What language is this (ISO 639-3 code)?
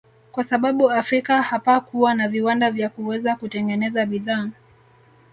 swa